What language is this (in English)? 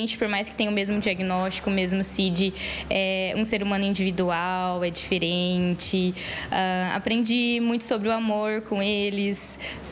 Portuguese